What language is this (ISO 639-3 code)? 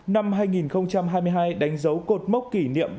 vie